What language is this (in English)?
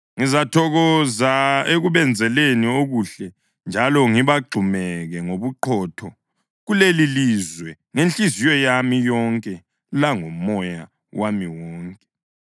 North Ndebele